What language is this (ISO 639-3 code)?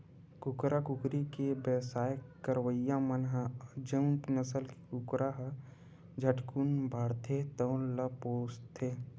hne